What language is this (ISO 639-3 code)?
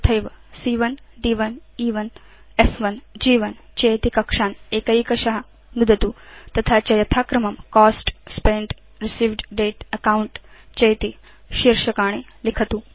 san